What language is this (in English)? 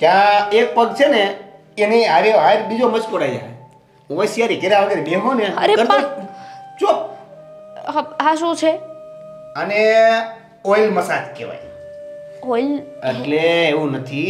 Gujarati